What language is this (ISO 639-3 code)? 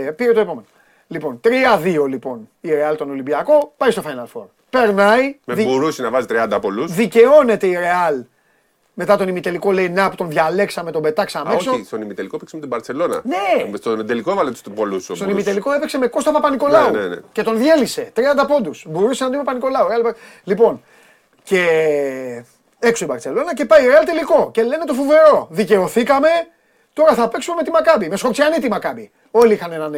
ell